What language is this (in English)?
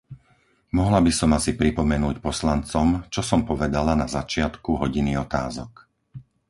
Slovak